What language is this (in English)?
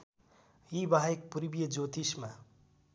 Nepali